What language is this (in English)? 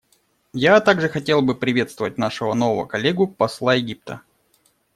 Russian